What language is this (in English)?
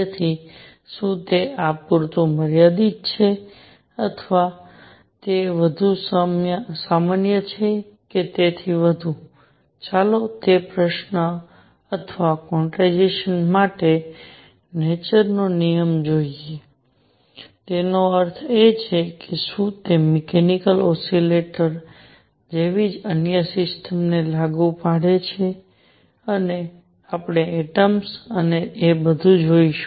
Gujarati